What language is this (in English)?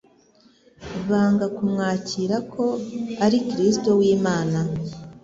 Kinyarwanda